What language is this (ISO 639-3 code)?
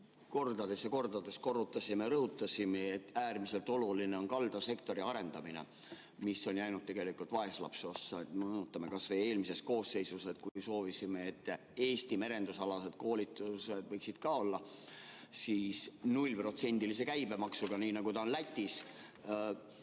est